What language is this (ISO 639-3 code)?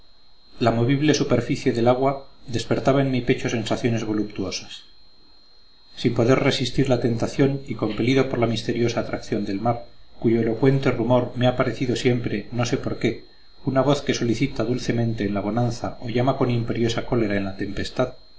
spa